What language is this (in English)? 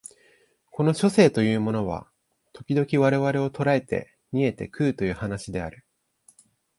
Japanese